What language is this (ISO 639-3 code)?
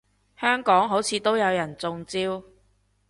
yue